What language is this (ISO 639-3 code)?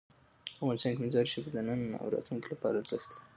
pus